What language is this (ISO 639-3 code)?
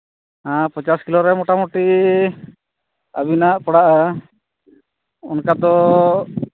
sat